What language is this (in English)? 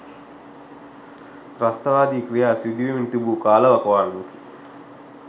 Sinhala